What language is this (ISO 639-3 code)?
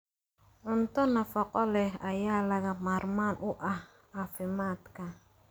som